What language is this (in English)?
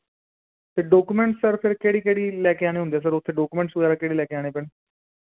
Punjabi